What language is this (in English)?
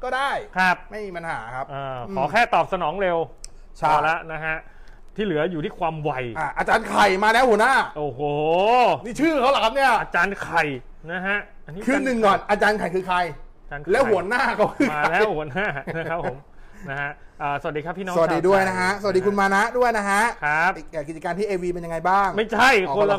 Thai